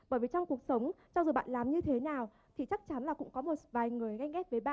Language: Vietnamese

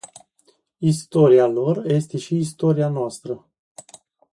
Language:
Romanian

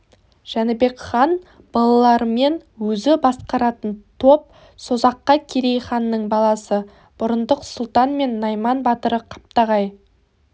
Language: Kazakh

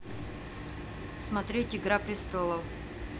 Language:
Russian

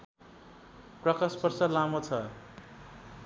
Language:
Nepali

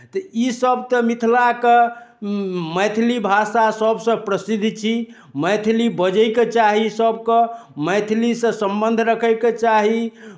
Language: Maithili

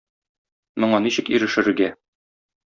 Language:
Tatar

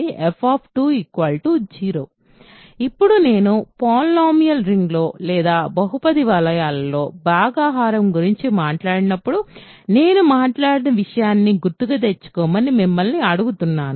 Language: Telugu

